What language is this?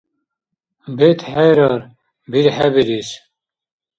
Dargwa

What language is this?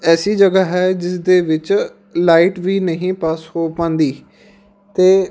Punjabi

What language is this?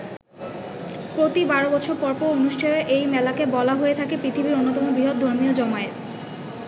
Bangla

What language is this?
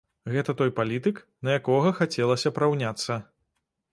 Belarusian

